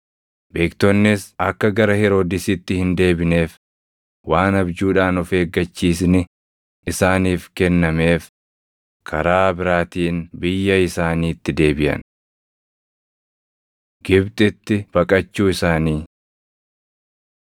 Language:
Oromo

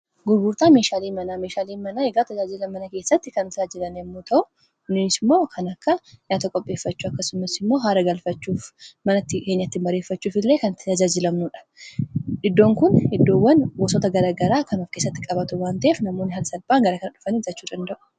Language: Oromo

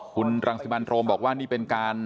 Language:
Thai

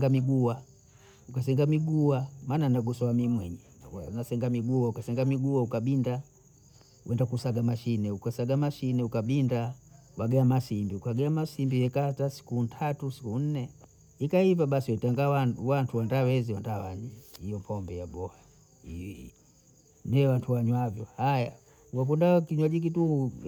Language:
Bondei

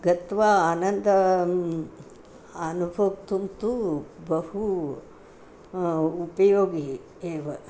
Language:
Sanskrit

